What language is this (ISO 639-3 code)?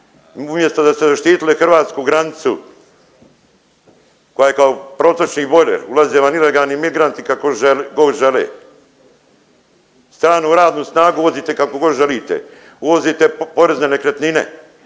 hrv